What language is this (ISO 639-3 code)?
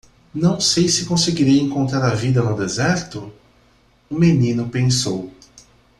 por